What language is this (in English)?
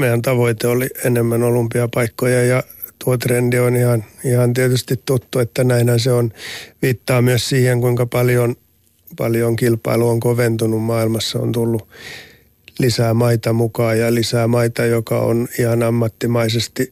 Finnish